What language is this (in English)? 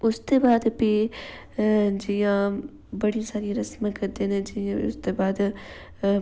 Dogri